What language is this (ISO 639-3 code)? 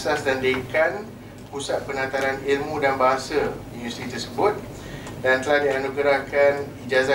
msa